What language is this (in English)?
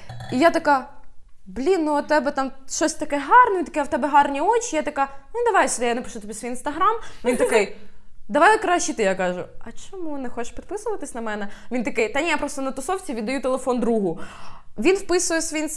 Ukrainian